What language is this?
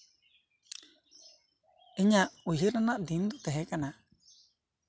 Santali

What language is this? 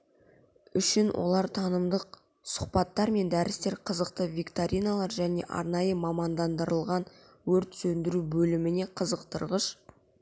Kazakh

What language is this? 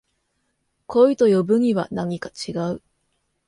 Japanese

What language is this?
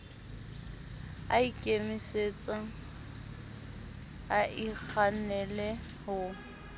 Southern Sotho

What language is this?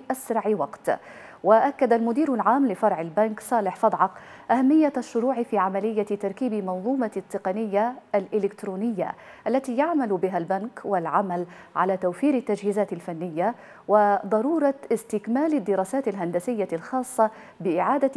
Arabic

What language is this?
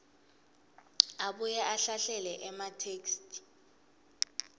Swati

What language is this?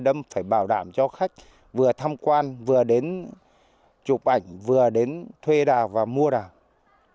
Vietnamese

